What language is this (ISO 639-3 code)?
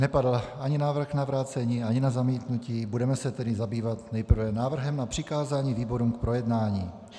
ces